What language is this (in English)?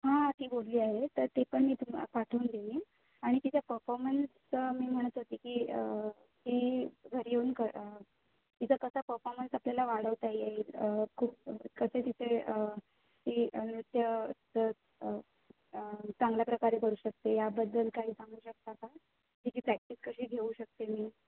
Marathi